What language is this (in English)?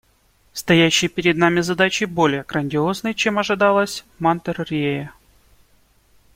Russian